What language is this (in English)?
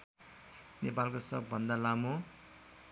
Nepali